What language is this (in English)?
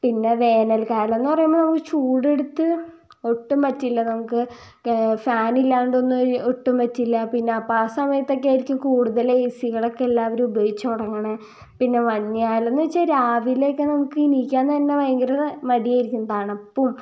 Malayalam